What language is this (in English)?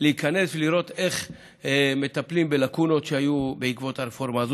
Hebrew